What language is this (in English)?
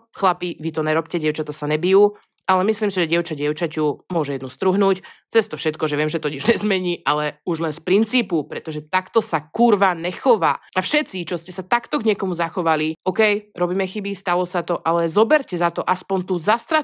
Slovak